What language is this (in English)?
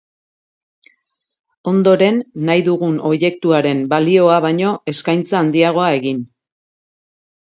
Basque